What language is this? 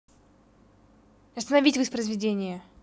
Russian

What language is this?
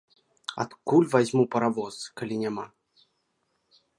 Belarusian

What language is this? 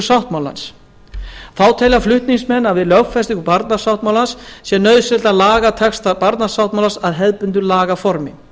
Icelandic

